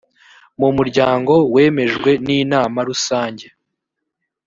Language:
Kinyarwanda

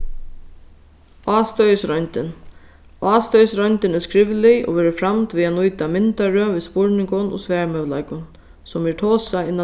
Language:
Faroese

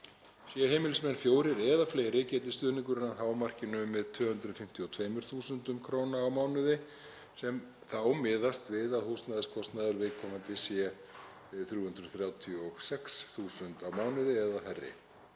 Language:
Icelandic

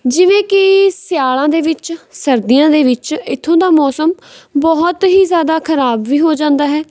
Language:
Punjabi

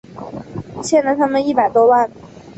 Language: Chinese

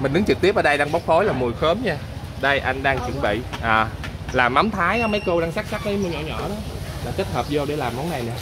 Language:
Vietnamese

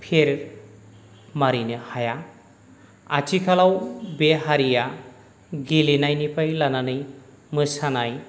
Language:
Bodo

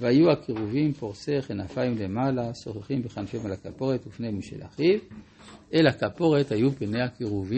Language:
Hebrew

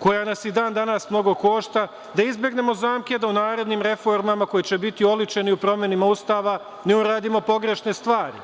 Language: Serbian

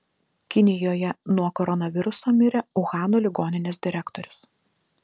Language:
Lithuanian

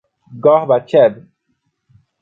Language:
Portuguese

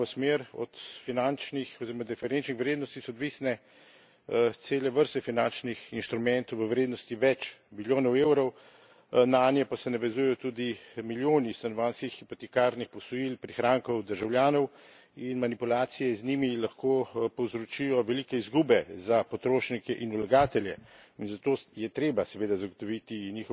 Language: Slovenian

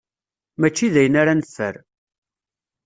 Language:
Kabyle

